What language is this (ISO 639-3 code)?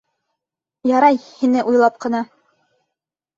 bak